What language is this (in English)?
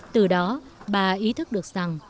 Vietnamese